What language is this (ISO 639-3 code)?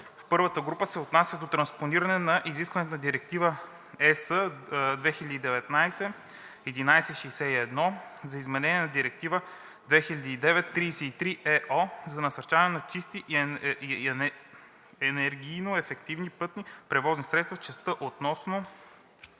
bul